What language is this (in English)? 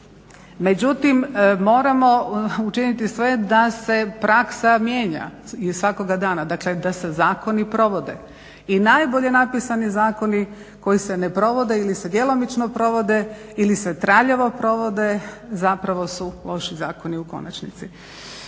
Croatian